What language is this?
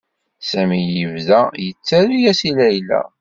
Kabyle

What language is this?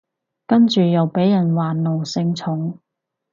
Cantonese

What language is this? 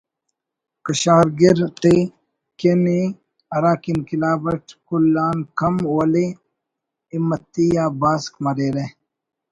Brahui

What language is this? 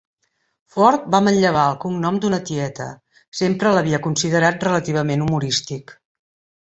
Catalan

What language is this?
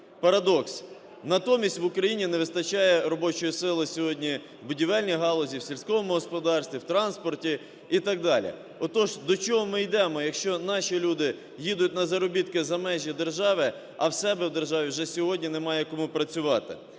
Ukrainian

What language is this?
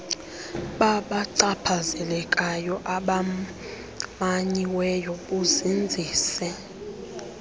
Xhosa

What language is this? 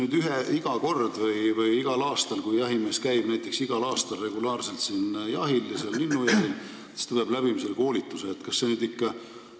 Estonian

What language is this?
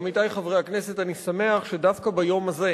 Hebrew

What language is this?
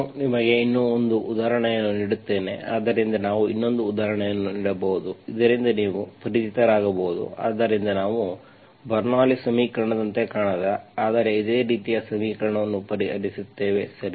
Kannada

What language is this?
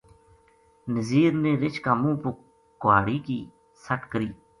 Gujari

